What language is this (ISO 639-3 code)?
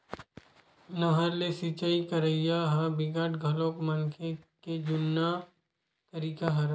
hne